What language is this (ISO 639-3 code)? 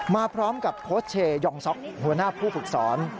tha